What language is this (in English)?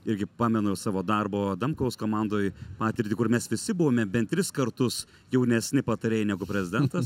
Lithuanian